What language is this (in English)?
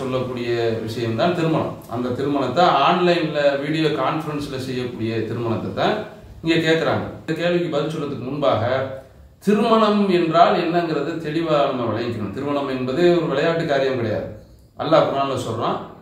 Arabic